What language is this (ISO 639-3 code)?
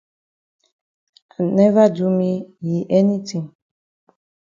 wes